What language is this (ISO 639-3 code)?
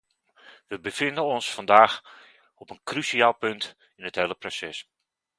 nld